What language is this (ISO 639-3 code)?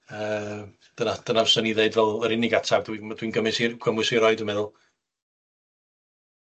cym